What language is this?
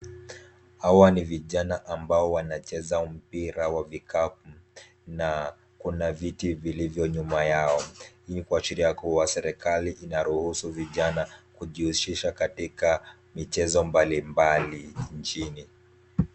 Swahili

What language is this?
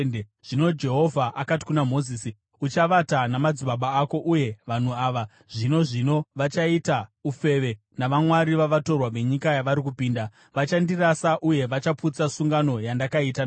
Shona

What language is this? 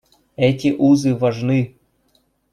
Russian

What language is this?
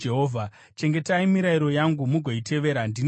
Shona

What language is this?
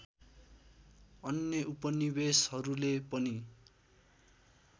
Nepali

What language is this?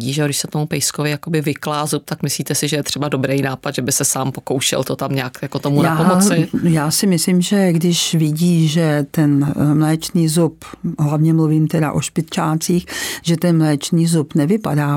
Czech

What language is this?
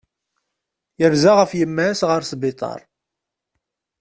Kabyle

